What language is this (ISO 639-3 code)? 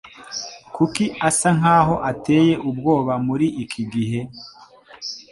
kin